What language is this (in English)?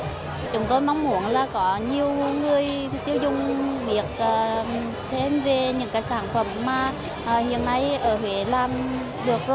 Vietnamese